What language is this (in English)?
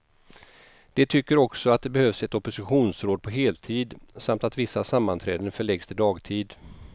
Swedish